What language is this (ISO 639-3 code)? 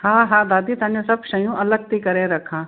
snd